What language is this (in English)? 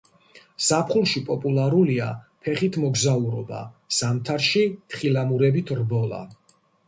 Georgian